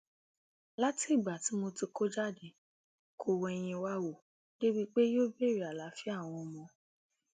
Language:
Yoruba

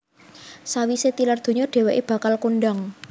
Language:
Javanese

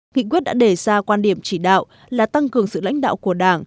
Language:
Vietnamese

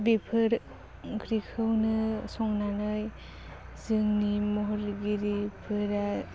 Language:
Bodo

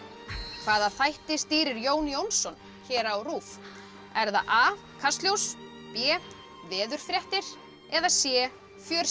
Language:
Icelandic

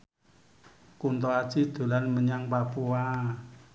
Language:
Javanese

